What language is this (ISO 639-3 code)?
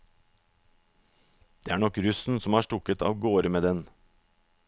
nor